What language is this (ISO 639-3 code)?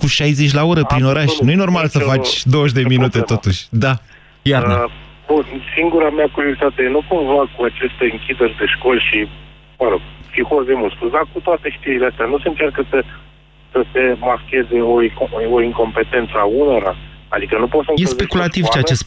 ron